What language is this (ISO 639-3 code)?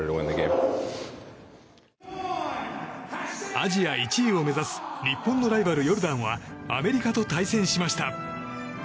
jpn